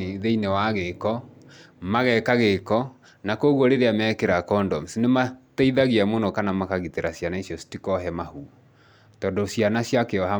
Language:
Kikuyu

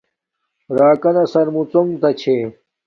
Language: Domaaki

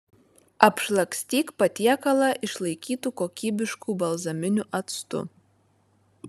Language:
Lithuanian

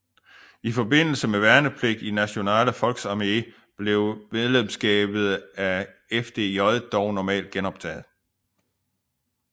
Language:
Danish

